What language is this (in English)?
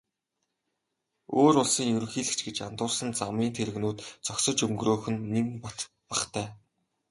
Mongolian